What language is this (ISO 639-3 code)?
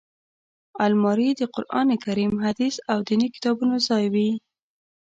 pus